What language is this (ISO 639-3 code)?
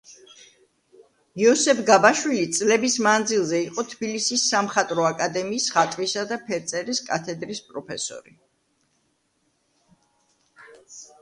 kat